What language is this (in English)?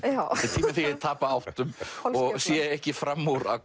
Icelandic